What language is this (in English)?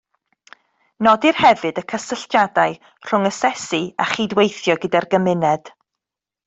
Welsh